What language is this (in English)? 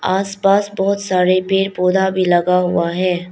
Hindi